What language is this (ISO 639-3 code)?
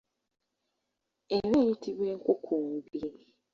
lug